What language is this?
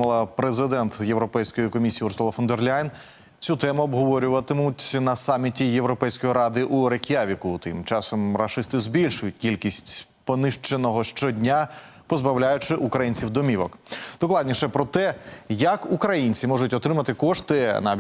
Ukrainian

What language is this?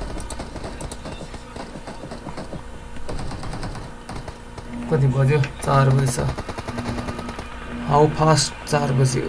English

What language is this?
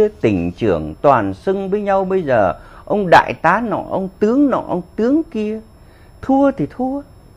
Vietnamese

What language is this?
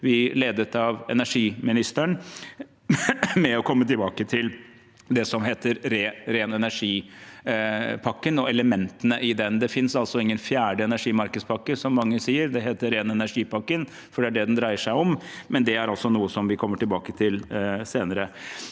Norwegian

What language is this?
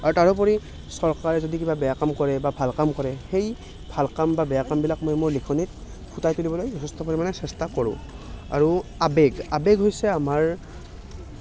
Assamese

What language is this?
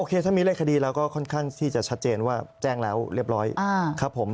Thai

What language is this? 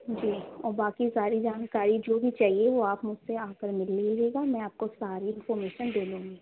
Urdu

